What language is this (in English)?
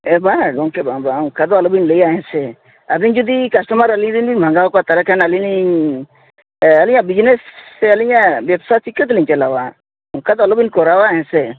Santali